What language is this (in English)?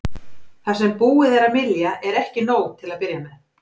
Icelandic